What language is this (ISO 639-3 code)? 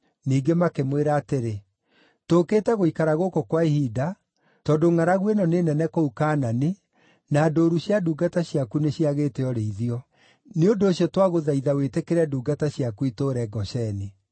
kik